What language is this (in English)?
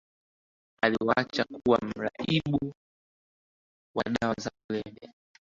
Swahili